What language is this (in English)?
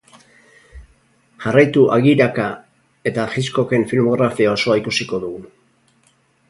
Basque